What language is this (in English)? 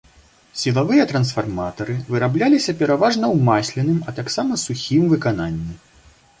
Belarusian